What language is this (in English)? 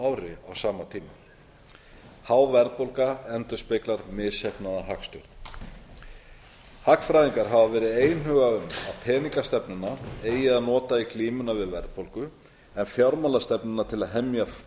Icelandic